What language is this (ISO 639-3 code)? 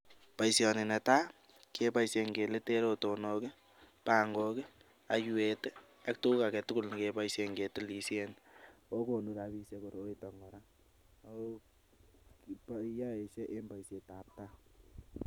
kln